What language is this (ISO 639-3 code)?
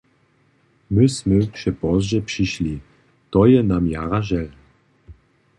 hsb